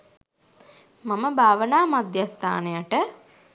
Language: Sinhala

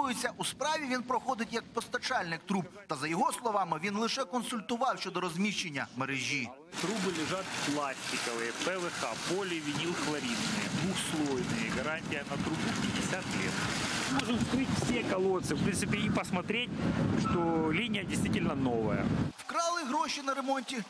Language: Ukrainian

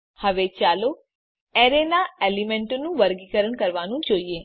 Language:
Gujarati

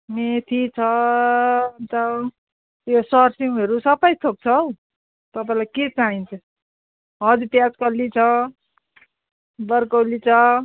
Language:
Nepali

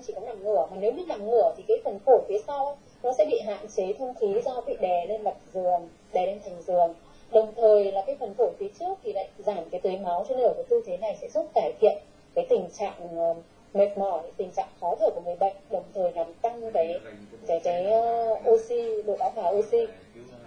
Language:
Vietnamese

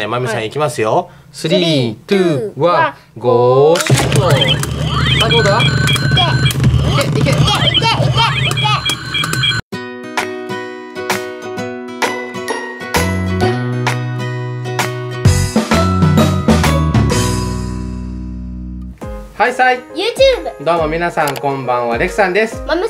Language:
Japanese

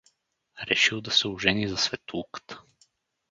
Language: Bulgarian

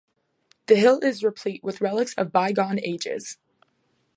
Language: English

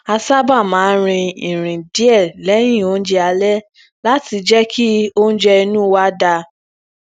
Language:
Yoruba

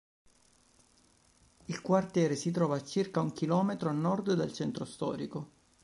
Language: Italian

